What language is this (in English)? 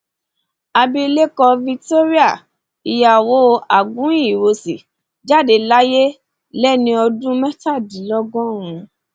Yoruba